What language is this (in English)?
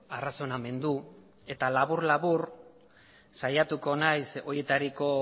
Basque